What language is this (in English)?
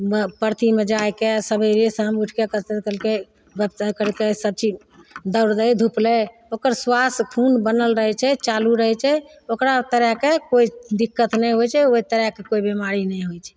Maithili